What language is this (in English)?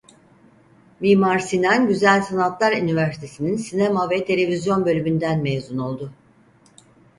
Turkish